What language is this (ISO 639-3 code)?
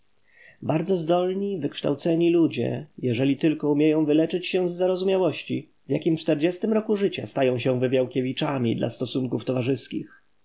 pol